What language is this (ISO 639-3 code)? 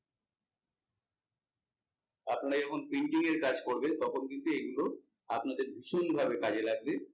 ben